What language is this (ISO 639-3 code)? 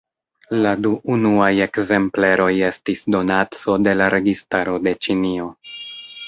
epo